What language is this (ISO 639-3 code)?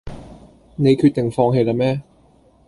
yue